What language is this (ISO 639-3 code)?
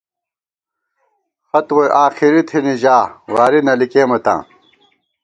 gwt